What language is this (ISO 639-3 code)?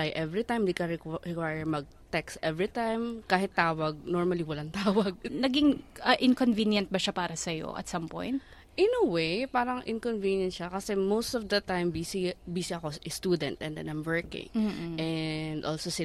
fil